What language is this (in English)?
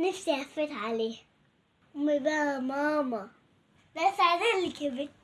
Arabic